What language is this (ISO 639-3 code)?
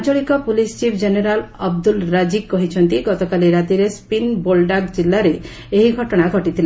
ori